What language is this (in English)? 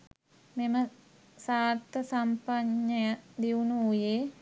Sinhala